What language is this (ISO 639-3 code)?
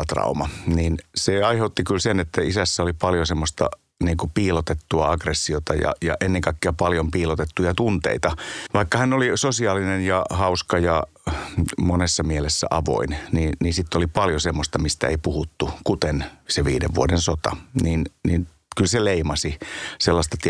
fin